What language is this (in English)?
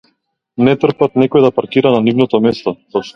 Macedonian